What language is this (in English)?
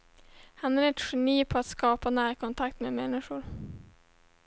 Swedish